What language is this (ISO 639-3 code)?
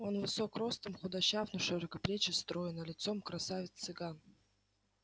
rus